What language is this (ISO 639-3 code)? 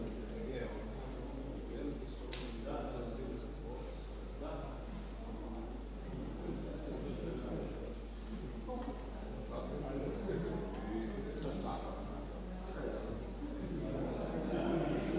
hrv